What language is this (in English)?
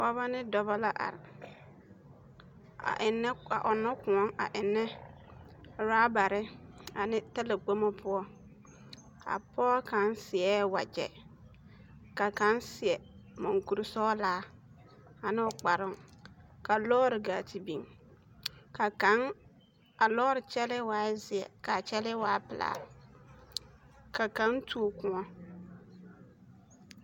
Southern Dagaare